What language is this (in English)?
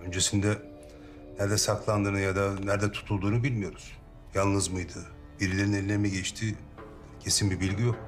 Turkish